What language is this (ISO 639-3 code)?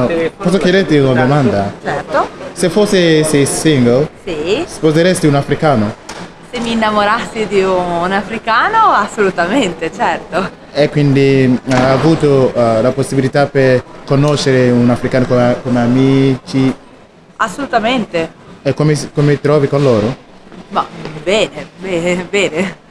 ita